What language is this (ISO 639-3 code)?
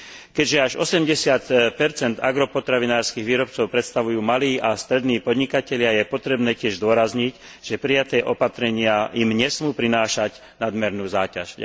slk